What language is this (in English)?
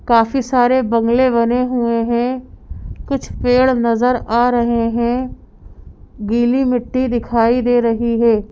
Hindi